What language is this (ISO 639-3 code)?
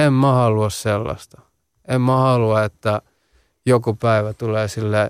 fin